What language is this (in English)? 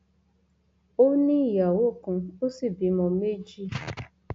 Yoruba